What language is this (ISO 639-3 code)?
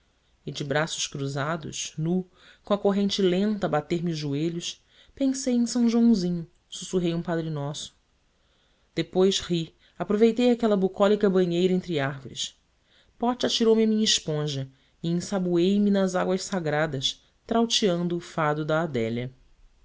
por